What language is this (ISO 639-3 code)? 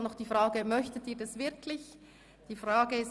gsw